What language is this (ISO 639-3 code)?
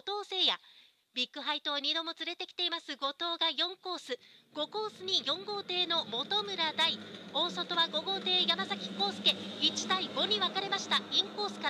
jpn